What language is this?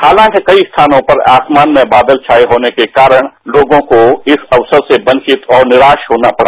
Hindi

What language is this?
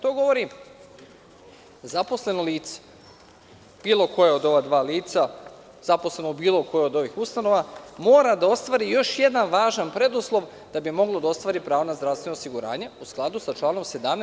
Serbian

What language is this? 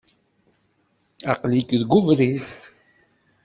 Kabyle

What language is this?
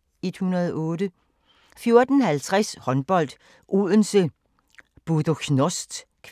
Danish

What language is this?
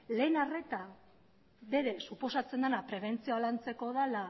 Basque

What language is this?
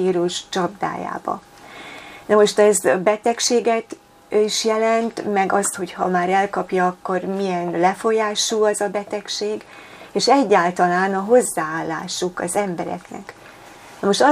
Hungarian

